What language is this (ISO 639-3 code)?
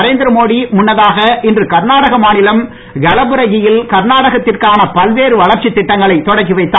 tam